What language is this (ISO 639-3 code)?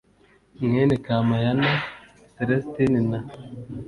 kin